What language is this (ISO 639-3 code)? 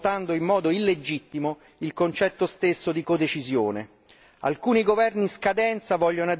ita